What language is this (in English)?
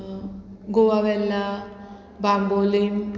Konkani